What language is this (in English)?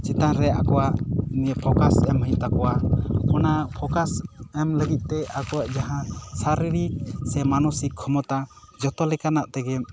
Santali